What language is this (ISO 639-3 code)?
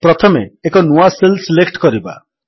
ori